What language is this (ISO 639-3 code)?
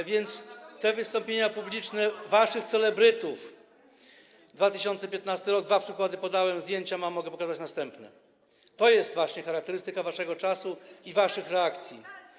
pol